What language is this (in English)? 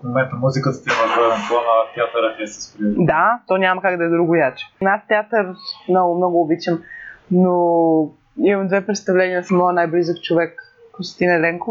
Bulgarian